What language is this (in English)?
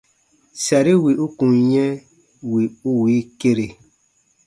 Baatonum